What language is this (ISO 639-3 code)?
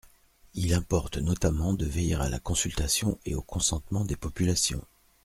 fra